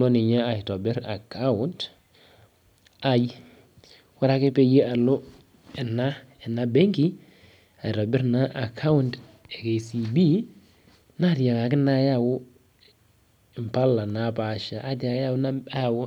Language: Masai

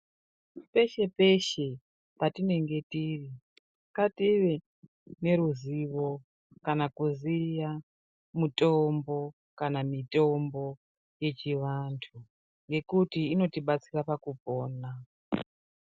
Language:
Ndau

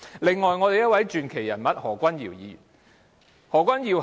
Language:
Cantonese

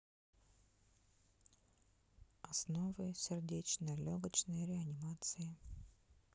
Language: Russian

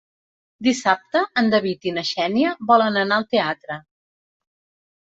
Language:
Catalan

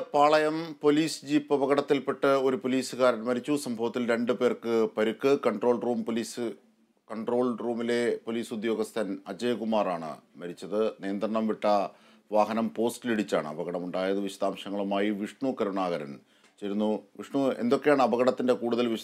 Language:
Arabic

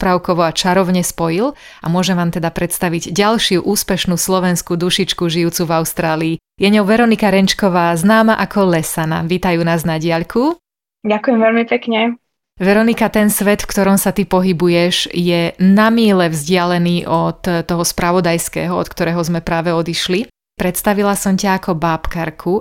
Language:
Slovak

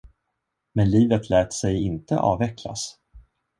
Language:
Swedish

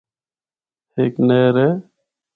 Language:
Northern Hindko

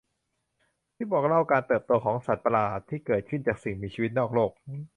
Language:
Thai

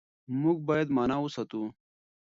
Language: Pashto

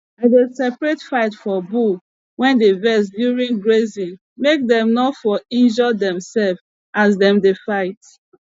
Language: Nigerian Pidgin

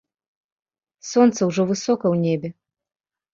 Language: Belarusian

